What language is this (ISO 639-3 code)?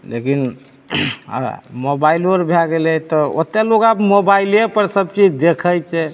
mai